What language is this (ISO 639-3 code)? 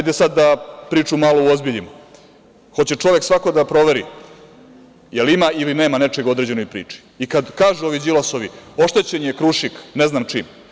srp